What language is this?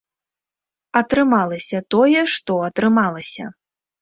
Belarusian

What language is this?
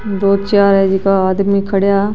Marwari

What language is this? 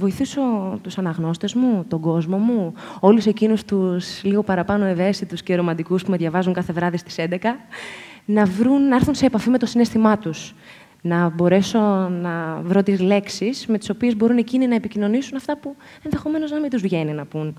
Greek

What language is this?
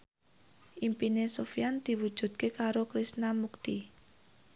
Javanese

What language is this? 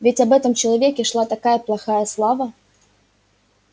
Russian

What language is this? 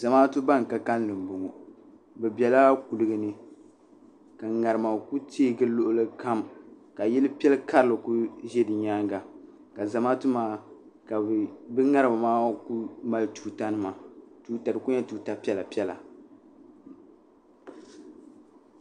Dagbani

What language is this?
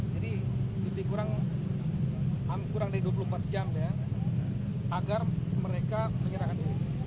Indonesian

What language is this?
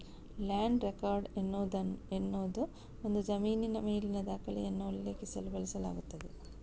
Kannada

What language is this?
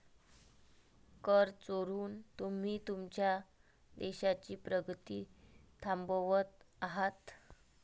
Marathi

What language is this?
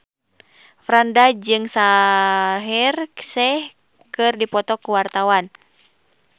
Sundanese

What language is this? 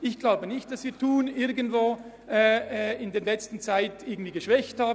Swiss German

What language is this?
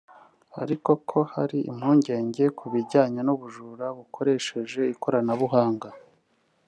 Kinyarwanda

